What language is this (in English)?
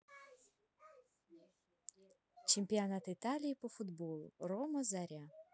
Russian